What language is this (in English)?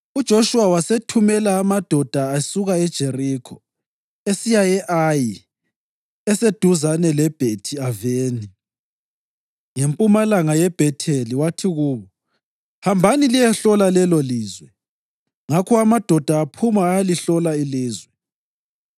North Ndebele